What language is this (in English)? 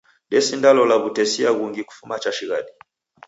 Taita